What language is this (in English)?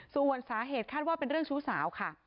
Thai